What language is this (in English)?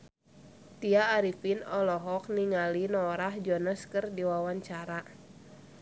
Sundanese